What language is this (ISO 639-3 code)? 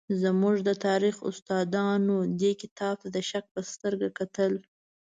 pus